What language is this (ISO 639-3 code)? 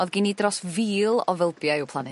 cym